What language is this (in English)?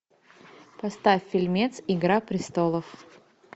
Russian